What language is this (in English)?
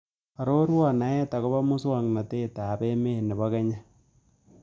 Kalenjin